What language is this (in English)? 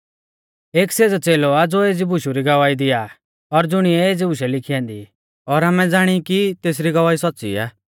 Mahasu Pahari